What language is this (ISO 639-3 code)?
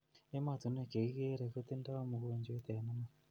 kln